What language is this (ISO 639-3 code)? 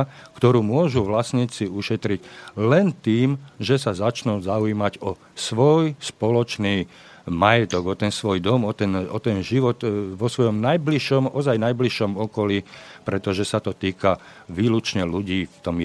slk